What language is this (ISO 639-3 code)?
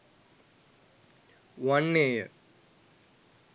sin